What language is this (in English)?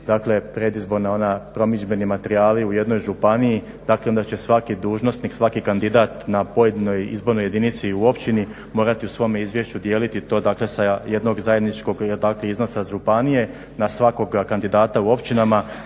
Croatian